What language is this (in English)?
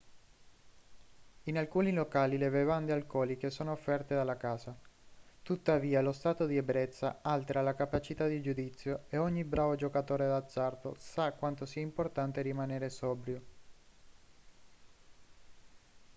Italian